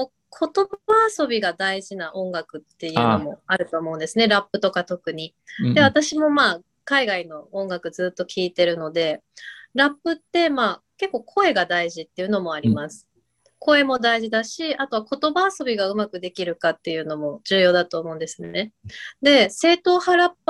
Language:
Japanese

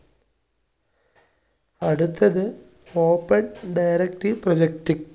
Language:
Malayalam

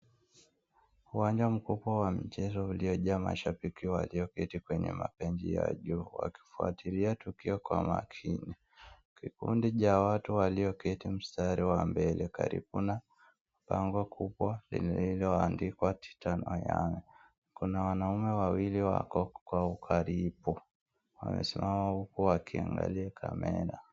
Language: Swahili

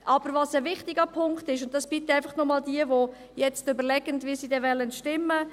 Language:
Swiss German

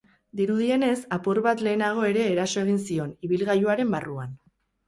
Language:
Basque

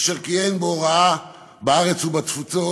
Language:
Hebrew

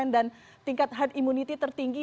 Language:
Indonesian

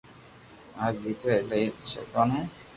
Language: Loarki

